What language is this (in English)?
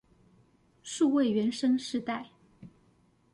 Chinese